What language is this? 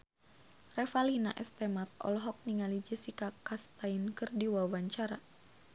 Sundanese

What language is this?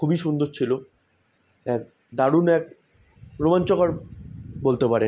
Bangla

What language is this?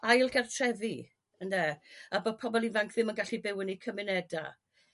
Welsh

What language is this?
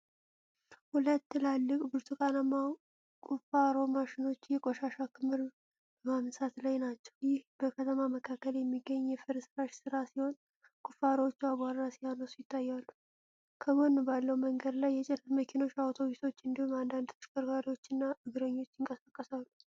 Amharic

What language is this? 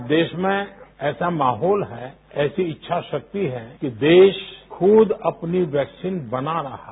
Hindi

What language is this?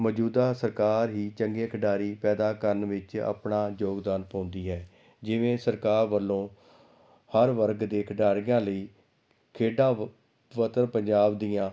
Punjabi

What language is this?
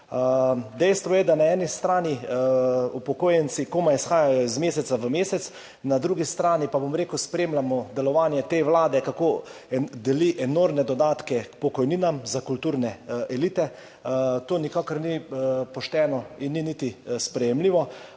Slovenian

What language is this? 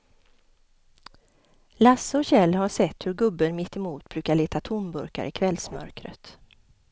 Swedish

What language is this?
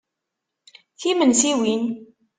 Kabyle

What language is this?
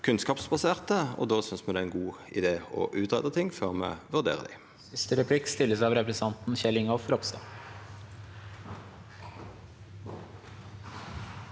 Norwegian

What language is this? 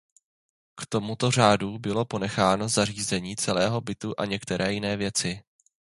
Czech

